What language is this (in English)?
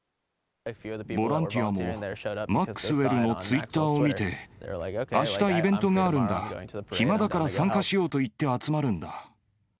Japanese